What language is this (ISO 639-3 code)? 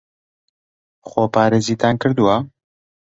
ckb